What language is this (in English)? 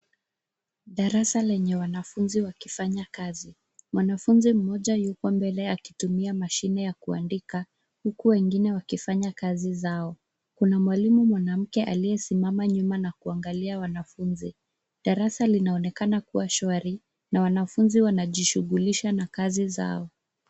Swahili